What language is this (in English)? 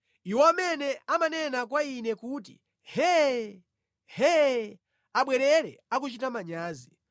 Nyanja